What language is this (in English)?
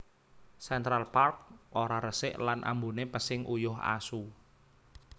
Javanese